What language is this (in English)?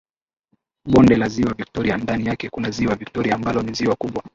Swahili